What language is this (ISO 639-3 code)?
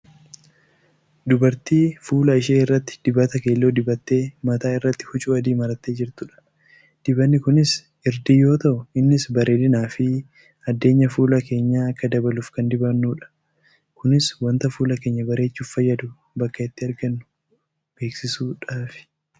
orm